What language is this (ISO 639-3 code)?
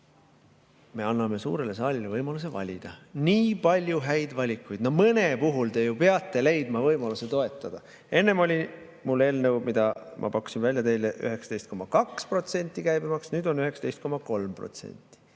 est